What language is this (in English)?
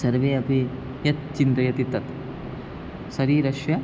Sanskrit